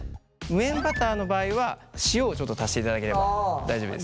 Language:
Japanese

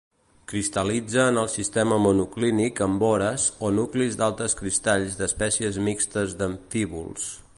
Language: Catalan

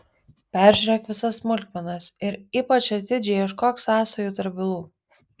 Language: Lithuanian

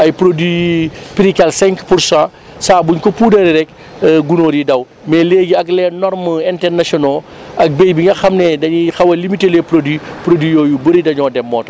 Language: Wolof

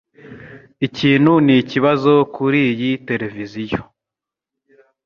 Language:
Kinyarwanda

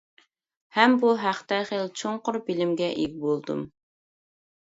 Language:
Uyghur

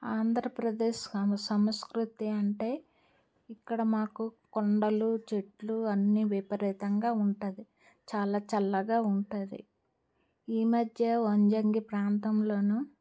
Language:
Telugu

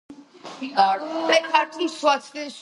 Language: Georgian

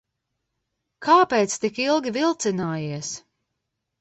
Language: Latvian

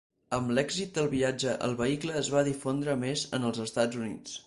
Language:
Catalan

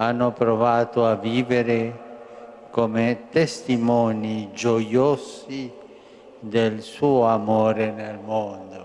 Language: Italian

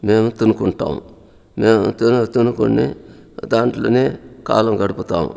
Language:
Telugu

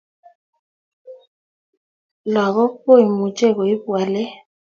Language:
Kalenjin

